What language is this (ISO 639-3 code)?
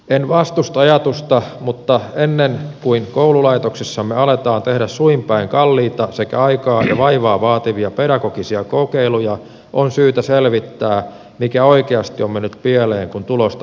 fin